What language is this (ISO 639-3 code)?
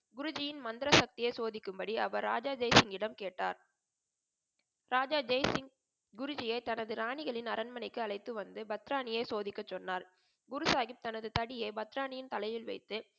tam